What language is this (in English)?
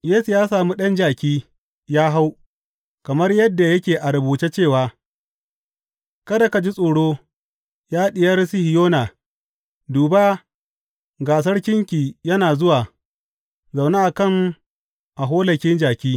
Hausa